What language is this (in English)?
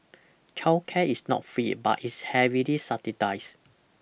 English